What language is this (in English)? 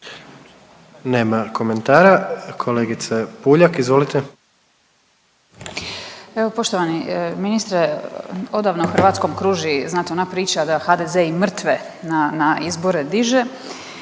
Croatian